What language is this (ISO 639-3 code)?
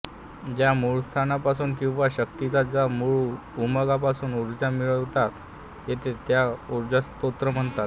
mar